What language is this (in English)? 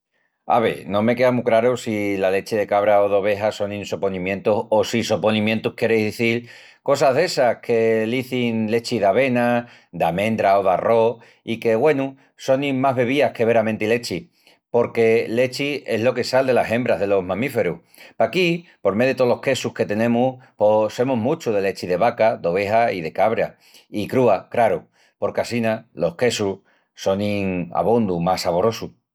Extremaduran